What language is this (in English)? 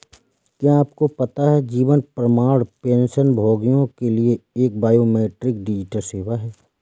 Hindi